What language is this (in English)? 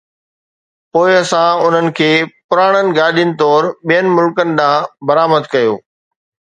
Sindhi